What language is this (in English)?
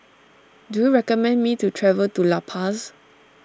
English